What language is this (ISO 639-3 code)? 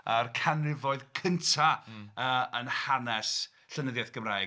cym